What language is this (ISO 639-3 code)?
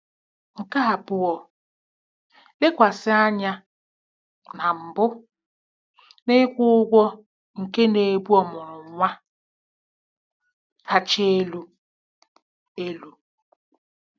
ibo